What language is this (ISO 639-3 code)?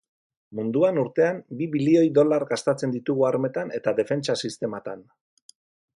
eus